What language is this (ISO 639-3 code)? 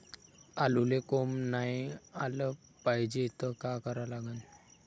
mar